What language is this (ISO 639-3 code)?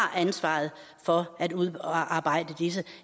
dan